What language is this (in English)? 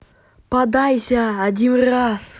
Russian